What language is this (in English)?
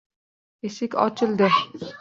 Uzbek